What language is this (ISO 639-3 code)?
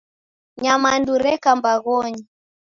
dav